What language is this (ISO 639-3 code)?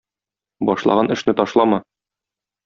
tat